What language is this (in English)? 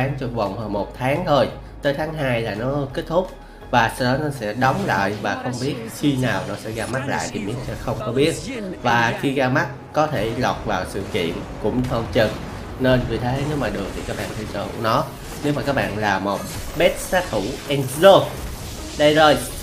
Vietnamese